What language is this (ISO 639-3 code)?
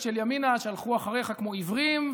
heb